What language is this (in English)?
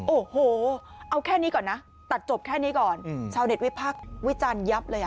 Thai